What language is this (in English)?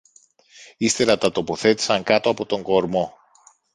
Greek